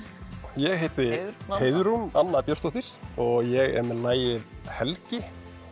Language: Icelandic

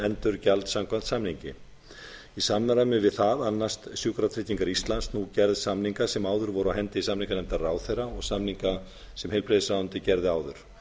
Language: Icelandic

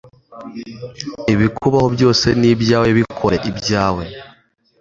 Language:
Kinyarwanda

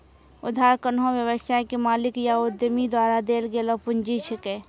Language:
Maithili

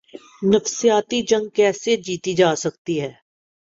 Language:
Urdu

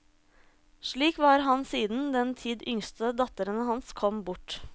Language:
Norwegian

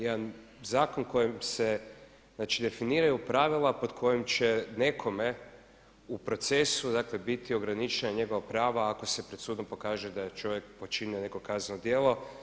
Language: Croatian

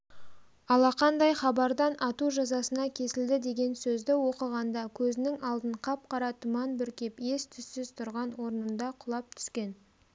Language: Kazakh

